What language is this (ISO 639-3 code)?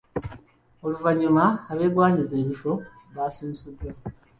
lug